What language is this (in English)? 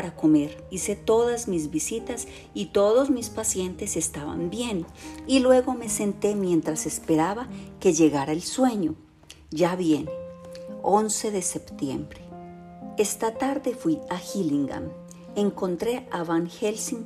Spanish